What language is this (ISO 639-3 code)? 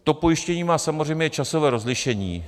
ces